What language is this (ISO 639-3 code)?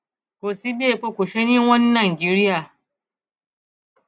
yor